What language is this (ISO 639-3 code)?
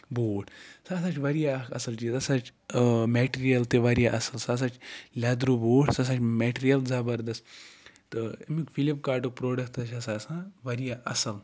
kas